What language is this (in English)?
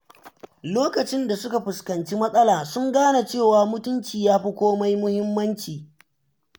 Hausa